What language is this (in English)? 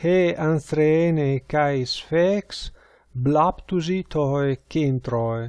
Greek